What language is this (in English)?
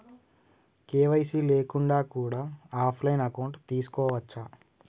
Telugu